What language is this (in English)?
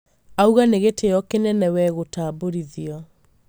Kikuyu